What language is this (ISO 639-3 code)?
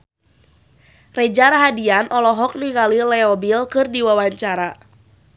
sun